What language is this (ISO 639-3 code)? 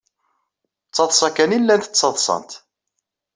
kab